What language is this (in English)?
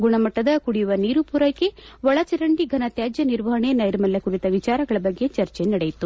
Kannada